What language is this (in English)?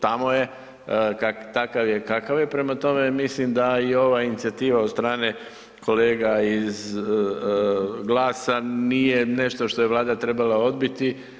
Croatian